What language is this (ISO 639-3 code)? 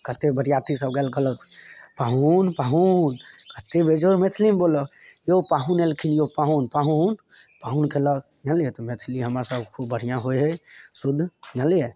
mai